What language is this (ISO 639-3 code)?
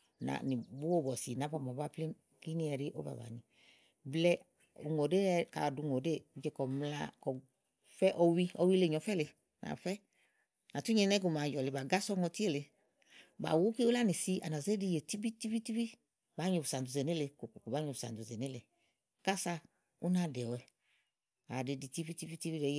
ahl